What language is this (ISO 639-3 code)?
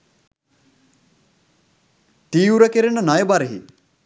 sin